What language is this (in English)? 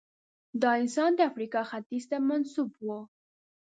Pashto